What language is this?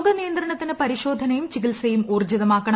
Malayalam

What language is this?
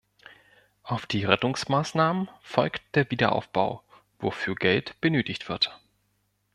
German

